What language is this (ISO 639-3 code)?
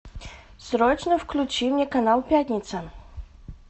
rus